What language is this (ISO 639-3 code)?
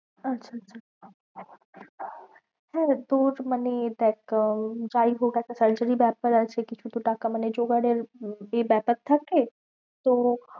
ben